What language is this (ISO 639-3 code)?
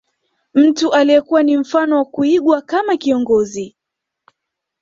swa